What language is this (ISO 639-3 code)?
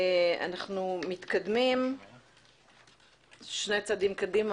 heb